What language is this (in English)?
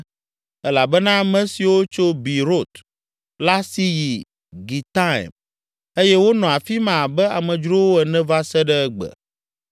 Ewe